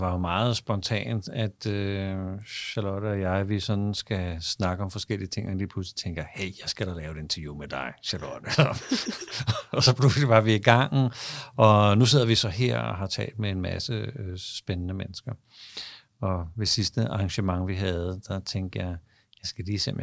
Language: Danish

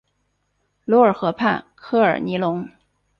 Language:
Chinese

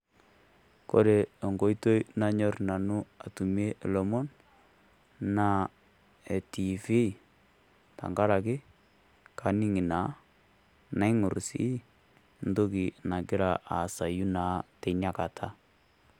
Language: Masai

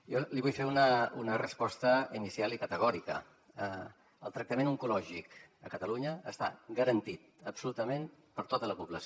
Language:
Catalan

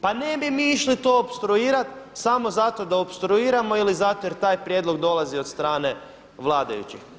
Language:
Croatian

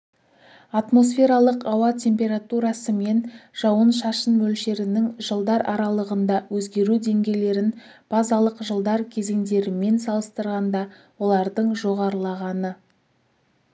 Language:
Kazakh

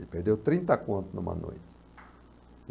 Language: Portuguese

